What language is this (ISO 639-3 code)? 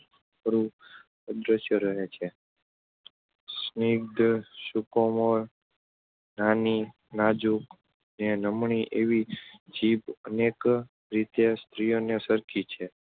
guj